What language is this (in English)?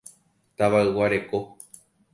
Guarani